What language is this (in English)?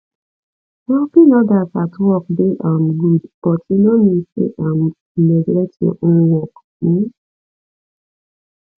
Nigerian Pidgin